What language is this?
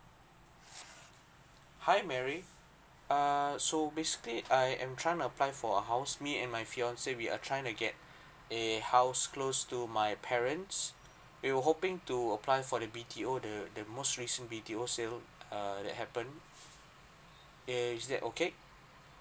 English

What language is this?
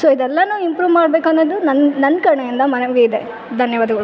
Kannada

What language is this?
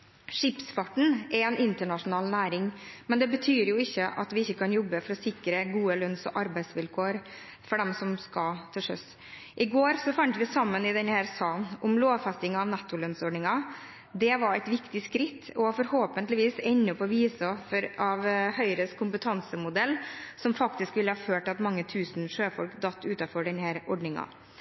Norwegian Bokmål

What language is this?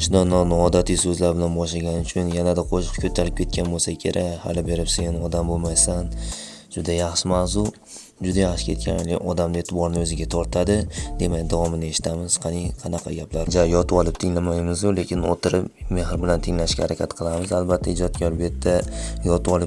Uzbek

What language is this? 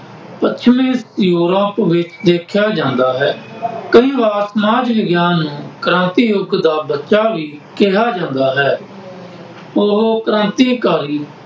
Punjabi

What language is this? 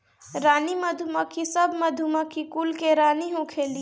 Bhojpuri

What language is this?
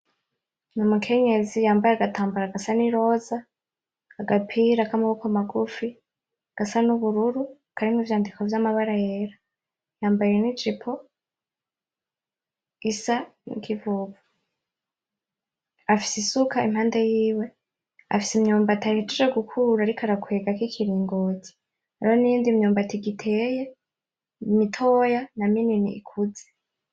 Rundi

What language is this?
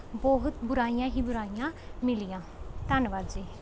Punjabi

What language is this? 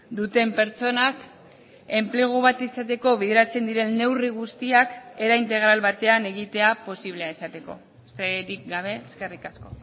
Basque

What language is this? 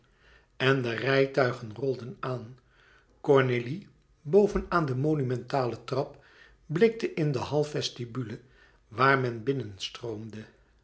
Dutch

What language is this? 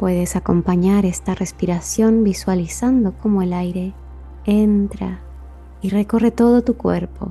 Spanish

